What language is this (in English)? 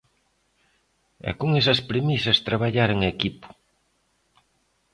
Galician